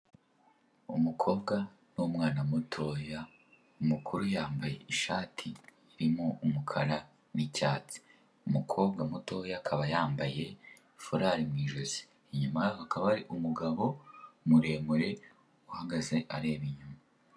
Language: Kinyarwanda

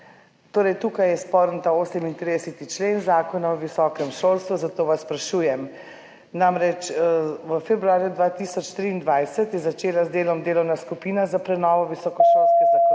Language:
Slovenian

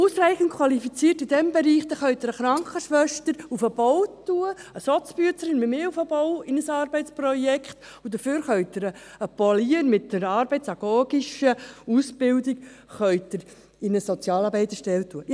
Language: Swiss German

